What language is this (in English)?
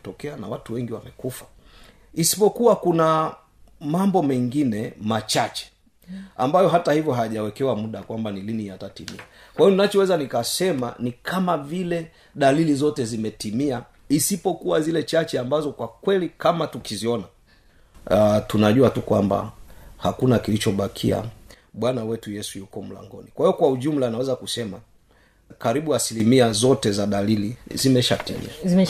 Swahili